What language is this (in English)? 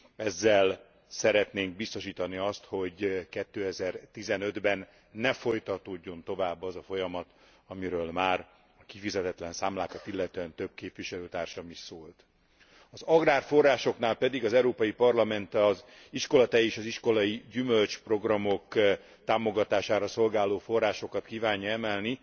Hungarian